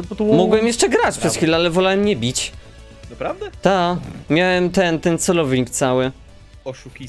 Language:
Polish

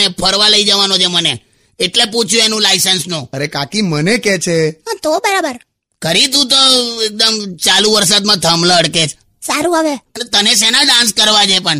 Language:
Hindi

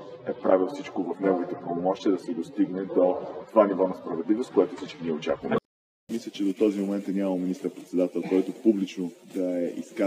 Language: Bulgarian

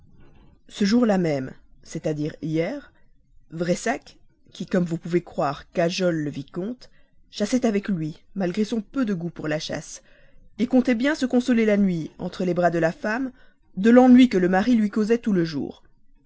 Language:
French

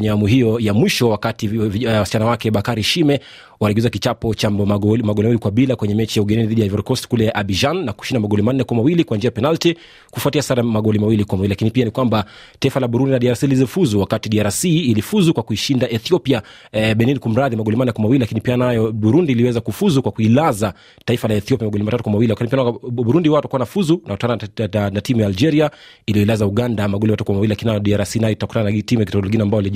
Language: Swahili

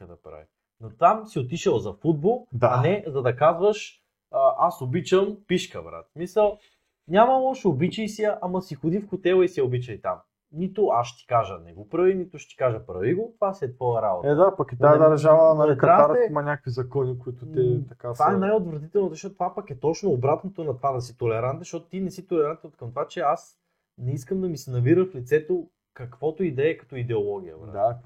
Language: Bulgarian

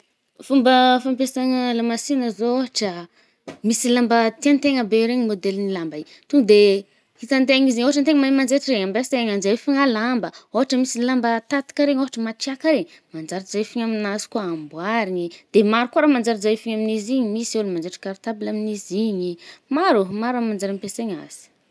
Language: Northern Betsimisaraka Malagasy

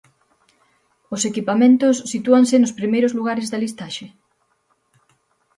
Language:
Galician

